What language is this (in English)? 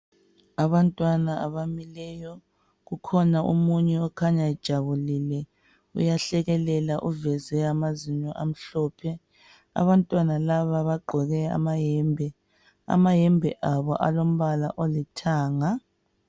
North Ndebele